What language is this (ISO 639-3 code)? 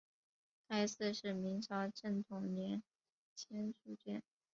zho